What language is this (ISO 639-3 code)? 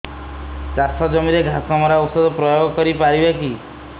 ori